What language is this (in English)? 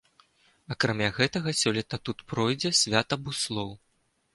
Belarusian